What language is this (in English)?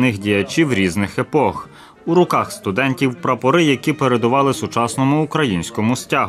Ukrainian